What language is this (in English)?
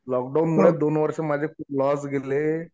Marathi